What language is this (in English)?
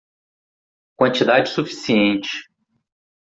Portuguese